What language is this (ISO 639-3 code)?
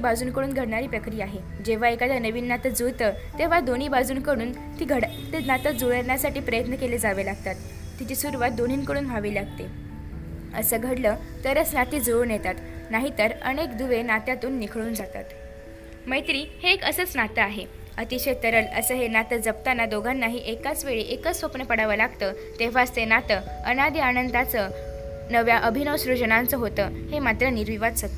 mar